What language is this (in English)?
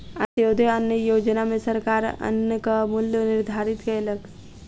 Maithili